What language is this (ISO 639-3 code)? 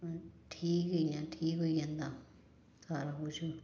doi